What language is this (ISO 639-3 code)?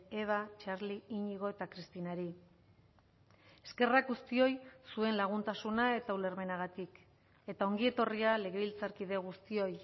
eus